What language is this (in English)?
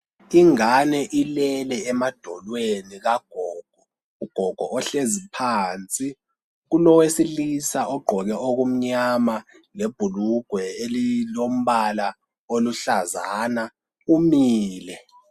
North Ndebele